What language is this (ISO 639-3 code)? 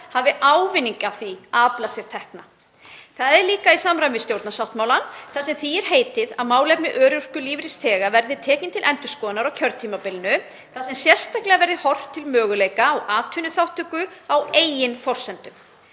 isl